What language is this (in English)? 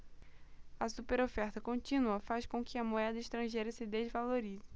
Portuguese